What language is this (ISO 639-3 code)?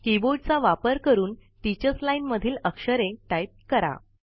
mar